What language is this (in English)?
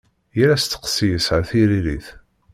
Kabyle